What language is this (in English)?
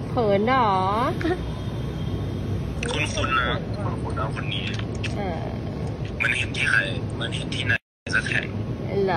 Thai